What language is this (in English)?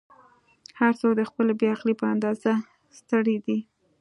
Pashto